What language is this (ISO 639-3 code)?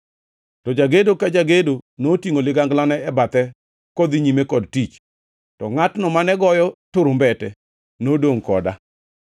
luo